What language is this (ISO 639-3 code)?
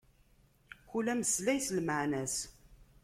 kab